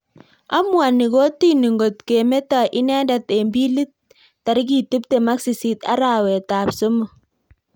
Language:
Kalenjin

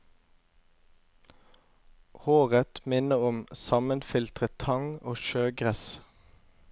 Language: Norwegian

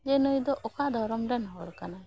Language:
Santali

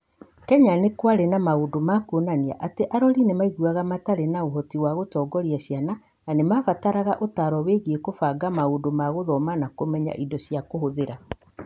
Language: Kikuyu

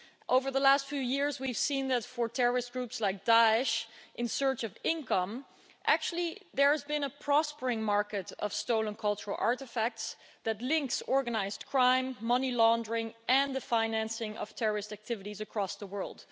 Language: English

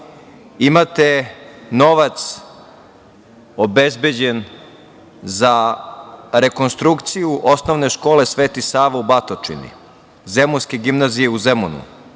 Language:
Serbian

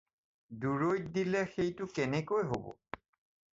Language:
Assamese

